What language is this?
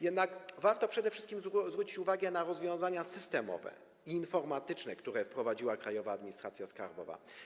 Polish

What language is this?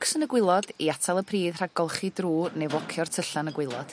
Welsh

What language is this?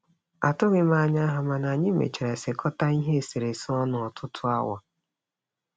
Igbo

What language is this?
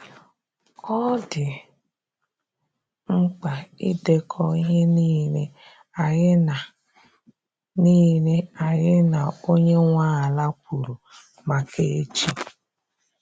Igbo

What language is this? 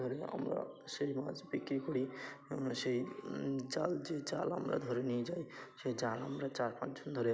Bangla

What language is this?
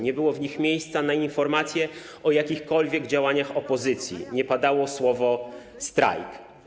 Polish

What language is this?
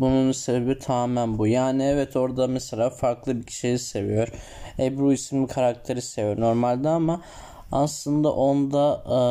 Turkish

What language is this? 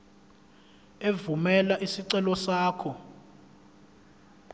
Zulu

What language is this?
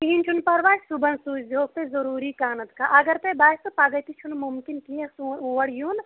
Kashmiri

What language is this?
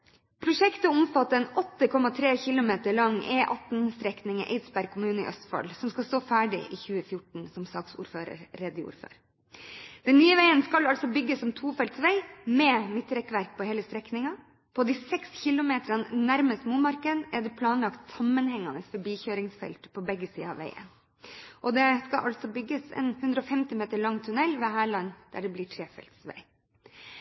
Norwegian Bokmål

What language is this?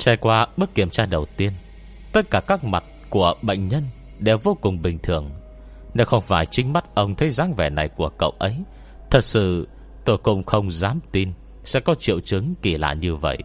Vietnamese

